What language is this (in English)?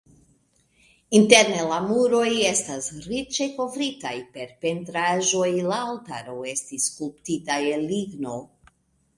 Esperanto